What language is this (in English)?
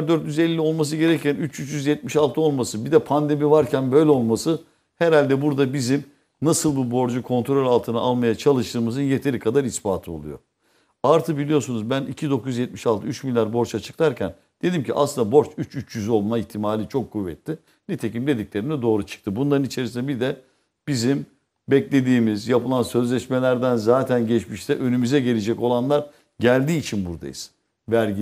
Turkish